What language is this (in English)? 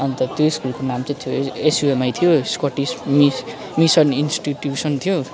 Nepali